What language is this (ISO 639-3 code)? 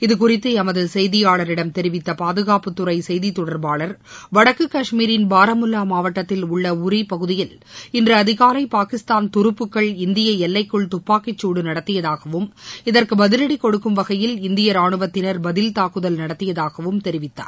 tam